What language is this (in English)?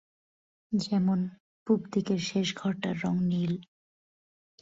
Bangla